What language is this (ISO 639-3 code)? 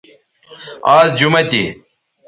btv